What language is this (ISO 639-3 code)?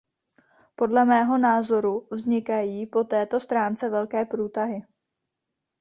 ces